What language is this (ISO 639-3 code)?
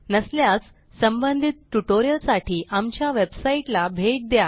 mar